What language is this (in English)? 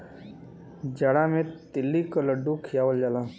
Bhojpuri